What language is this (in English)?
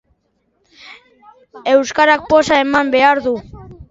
Basque